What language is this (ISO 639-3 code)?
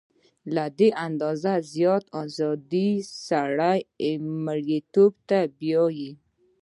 pus